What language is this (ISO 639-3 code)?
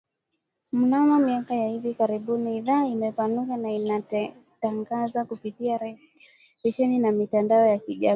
swa